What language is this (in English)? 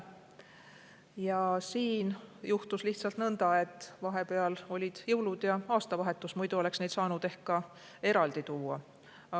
Estonian